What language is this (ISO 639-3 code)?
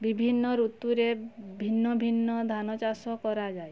ori